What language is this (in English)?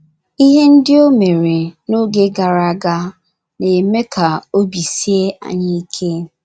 Igbo